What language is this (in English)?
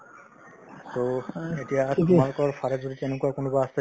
Assamese